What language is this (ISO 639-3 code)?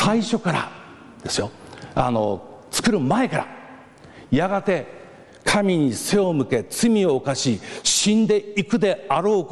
jpn